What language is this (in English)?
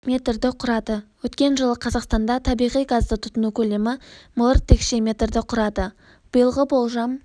Kazakh